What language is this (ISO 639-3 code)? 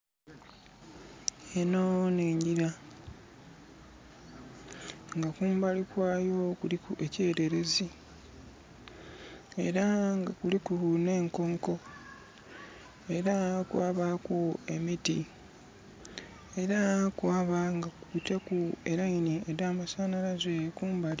xog